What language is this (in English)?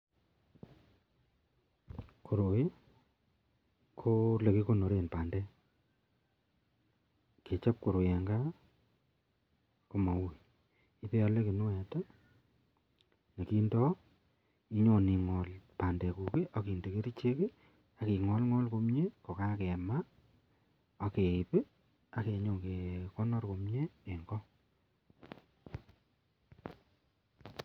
Kalenjin